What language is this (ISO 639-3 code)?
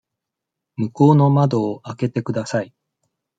jpn